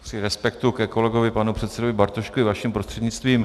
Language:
Czech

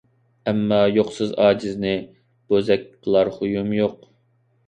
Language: Uyghur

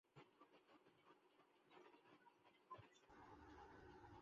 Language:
Bangla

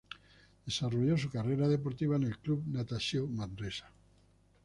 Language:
Spanish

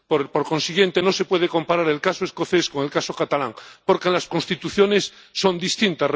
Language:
Spanish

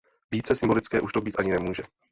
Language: Czech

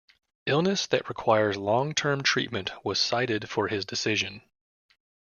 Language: English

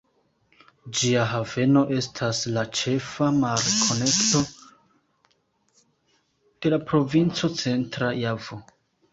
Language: Esperanto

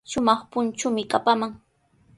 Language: Sihuas Ancash Quechua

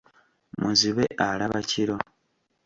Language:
Ganda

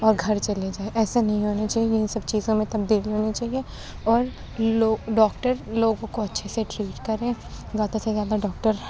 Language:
Urdu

